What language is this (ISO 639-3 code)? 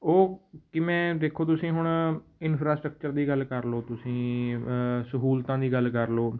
pan